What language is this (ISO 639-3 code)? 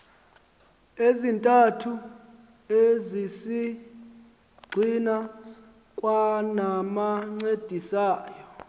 xho